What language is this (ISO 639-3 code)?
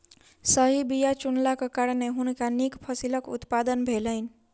mai